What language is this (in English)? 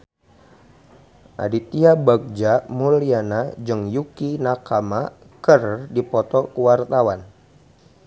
Sundanese